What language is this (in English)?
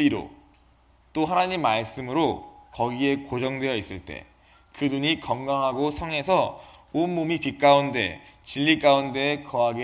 Korean